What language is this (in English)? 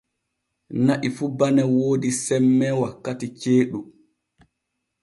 Borgu Fulfulde